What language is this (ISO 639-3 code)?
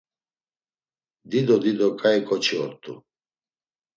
lzz